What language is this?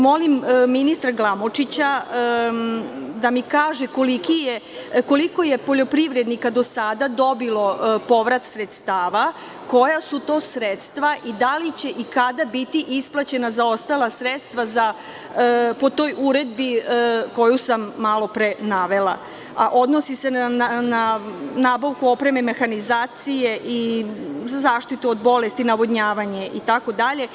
Serbian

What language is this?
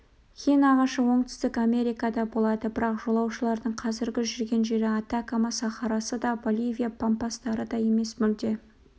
Kazakh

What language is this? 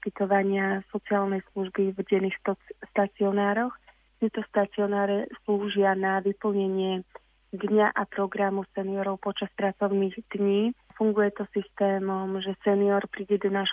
Slovak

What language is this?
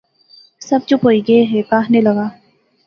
Pahari-Potwari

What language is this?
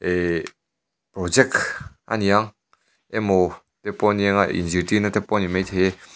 Mizo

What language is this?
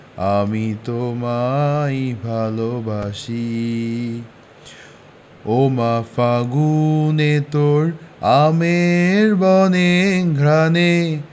Bangla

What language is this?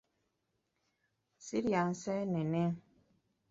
Ganda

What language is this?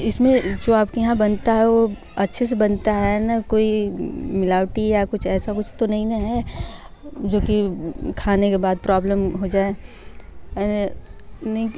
Hindi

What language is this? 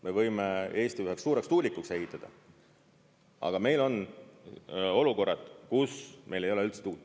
Estonian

